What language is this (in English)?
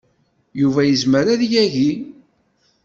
Kabyle